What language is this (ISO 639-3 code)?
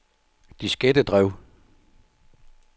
dan